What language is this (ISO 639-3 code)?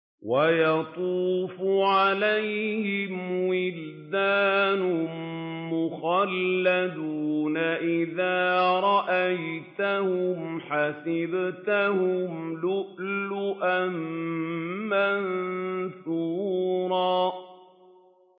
ara